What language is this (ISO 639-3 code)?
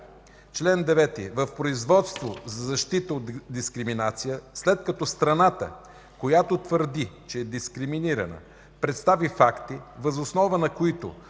bul